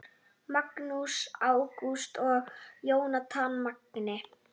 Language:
Icelandic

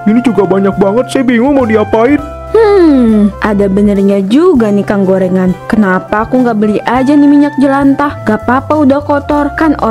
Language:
Indonesian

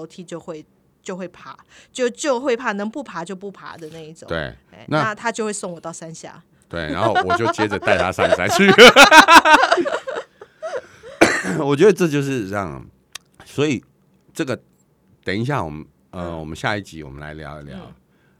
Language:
Chinese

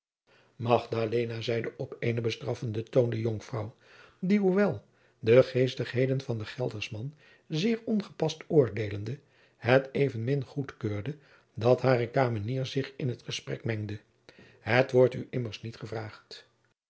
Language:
Dutch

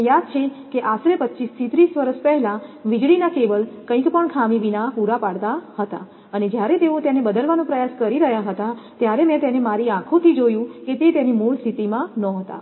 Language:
Gujarati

